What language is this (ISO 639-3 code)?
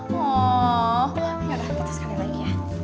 ind